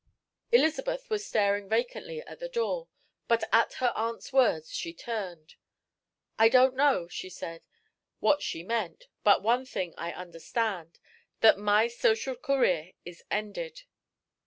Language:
English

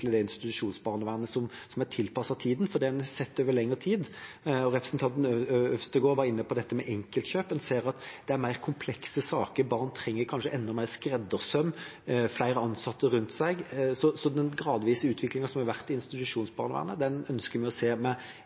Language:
Norwegian Bokmål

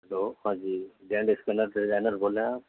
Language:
Urdu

